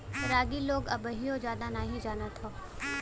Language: Bhojpuri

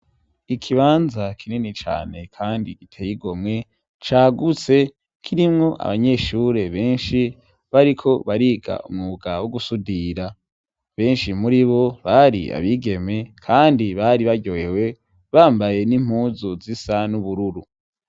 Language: Rundi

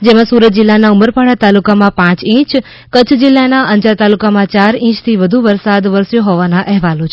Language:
Gujarati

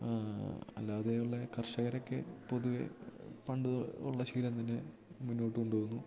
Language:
Malayalam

